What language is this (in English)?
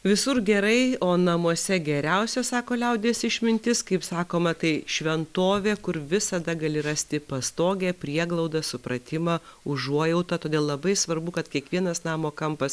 Lithuanian